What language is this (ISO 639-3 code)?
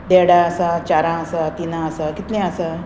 kok